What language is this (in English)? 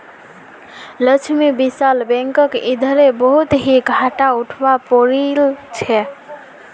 Magahi